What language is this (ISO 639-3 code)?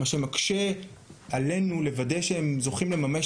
heb